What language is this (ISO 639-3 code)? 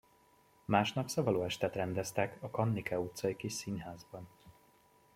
hun